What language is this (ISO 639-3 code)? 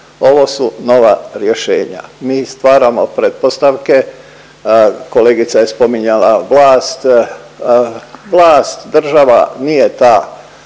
hrv